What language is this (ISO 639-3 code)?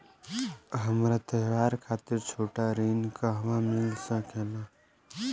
bho